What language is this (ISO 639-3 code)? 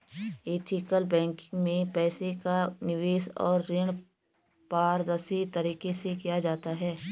hin